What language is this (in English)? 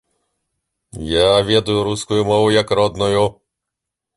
Belarusian